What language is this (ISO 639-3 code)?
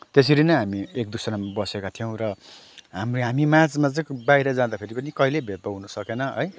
nep